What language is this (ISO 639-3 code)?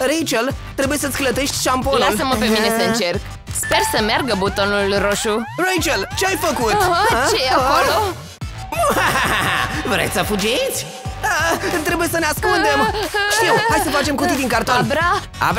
ron